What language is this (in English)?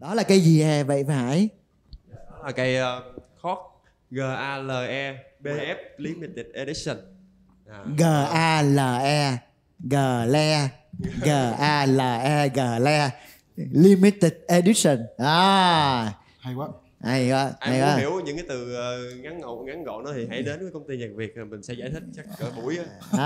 Vietnamese